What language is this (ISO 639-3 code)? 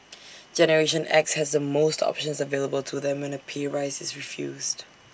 eng